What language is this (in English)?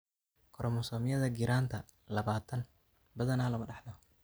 Somali